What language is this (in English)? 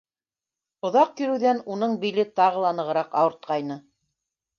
Bashkir